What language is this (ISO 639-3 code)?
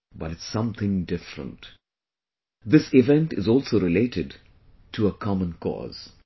eng